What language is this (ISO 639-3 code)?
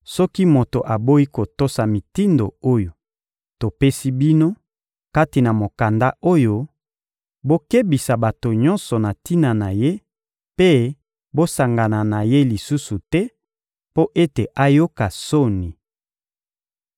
lin